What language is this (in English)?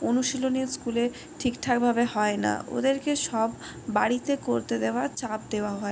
Bangla